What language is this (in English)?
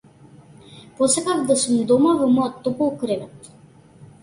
Macedonian